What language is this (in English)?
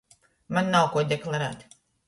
Latgalian